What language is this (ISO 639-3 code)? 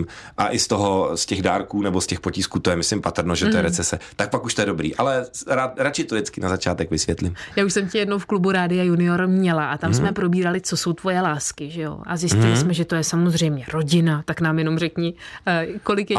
ces